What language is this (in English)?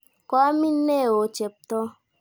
Kalenjin